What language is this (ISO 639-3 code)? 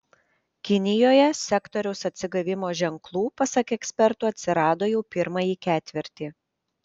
lit